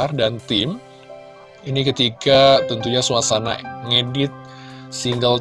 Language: Indonesian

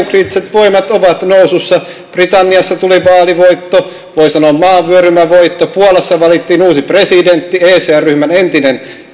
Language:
Finnish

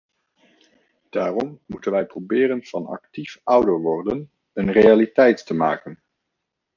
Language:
Dutch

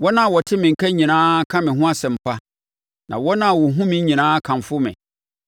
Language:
Akan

